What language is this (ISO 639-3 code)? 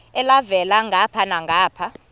xho